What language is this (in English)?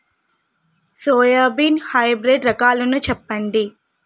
Telugu